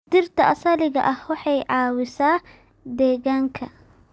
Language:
Somali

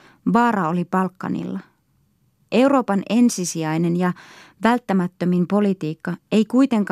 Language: Finnish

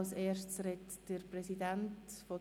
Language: Swiss German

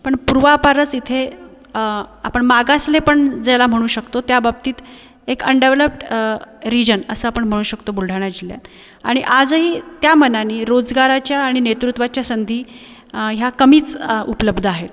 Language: Marathi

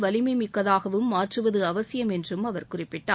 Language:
Tamil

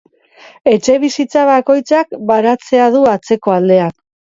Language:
Basque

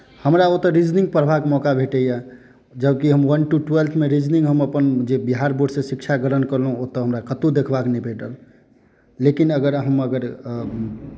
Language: Maithili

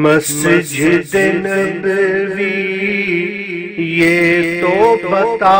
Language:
Romanian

